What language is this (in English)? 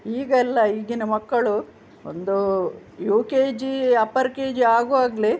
Kannada